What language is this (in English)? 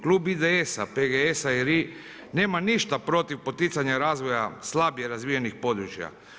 Croatian